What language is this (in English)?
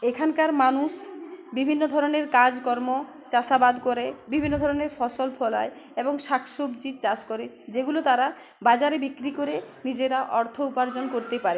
Bangla